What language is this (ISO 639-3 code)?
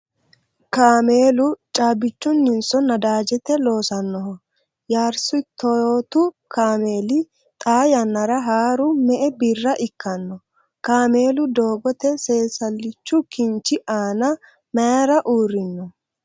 sid